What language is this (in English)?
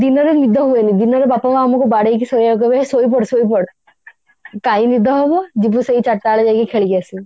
Odia